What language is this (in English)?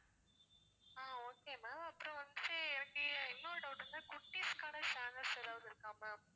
Tamil